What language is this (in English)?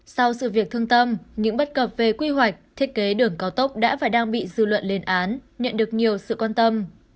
Vietnamese